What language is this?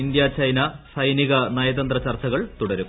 Malayalam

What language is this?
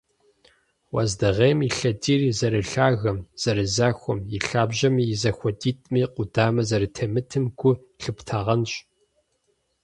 Kabardian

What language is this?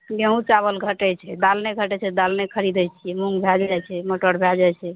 Maithili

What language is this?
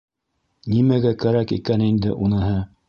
Bashkir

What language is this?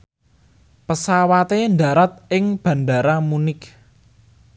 Javanese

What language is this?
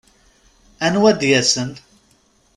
Kabyle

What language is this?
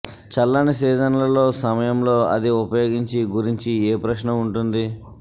Telugu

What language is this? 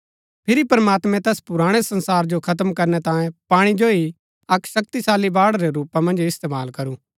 Gaddi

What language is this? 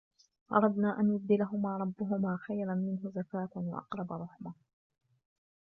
Arabic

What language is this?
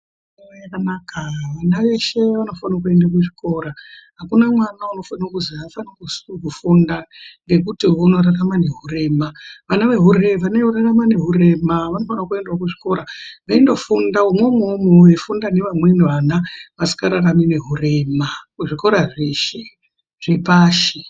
Ndau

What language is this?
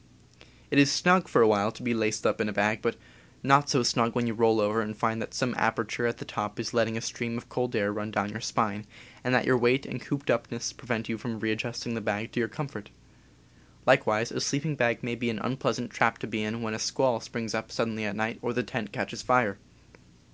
English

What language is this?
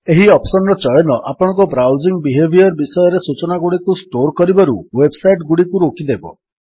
Odia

